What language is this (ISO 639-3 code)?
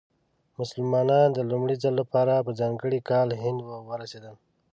pus